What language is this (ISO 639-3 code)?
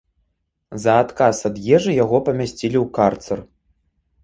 bel